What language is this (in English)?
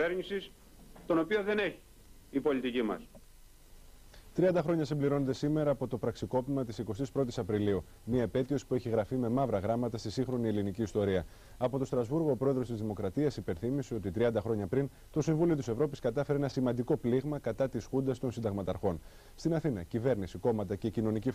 Greek